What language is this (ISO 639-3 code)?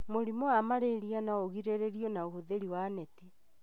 kik